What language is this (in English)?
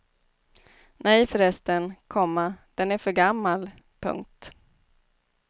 Swedish